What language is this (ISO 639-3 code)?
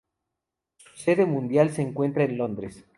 spa